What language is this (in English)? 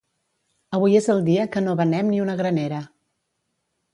Catalan